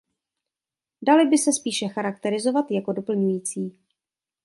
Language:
Czech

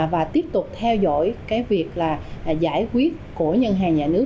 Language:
Vietnamese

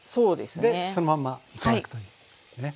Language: Japanese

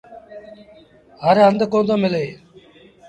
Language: Sindhi Bhil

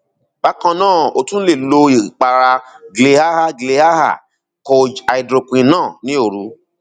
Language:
Yoruba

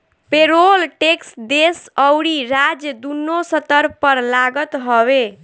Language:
Bhojpuri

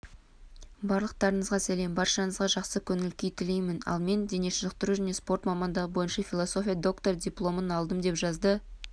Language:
Kazakh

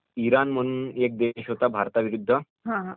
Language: Marathi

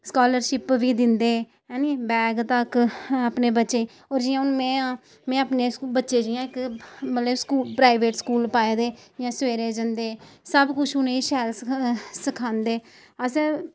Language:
Dogri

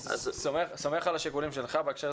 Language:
Hebrew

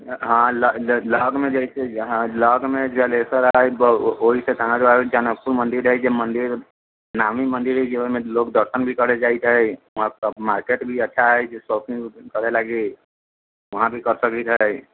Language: Maithili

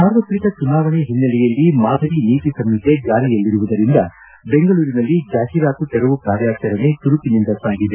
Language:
Kannada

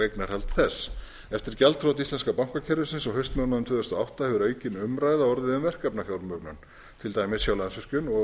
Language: Icelandic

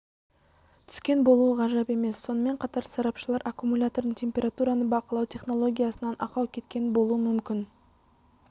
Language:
Kazakh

